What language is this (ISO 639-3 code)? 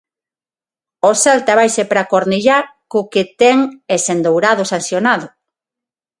glg